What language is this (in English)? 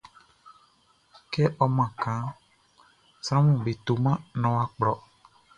Baoulé